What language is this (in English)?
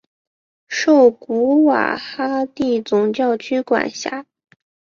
Chinese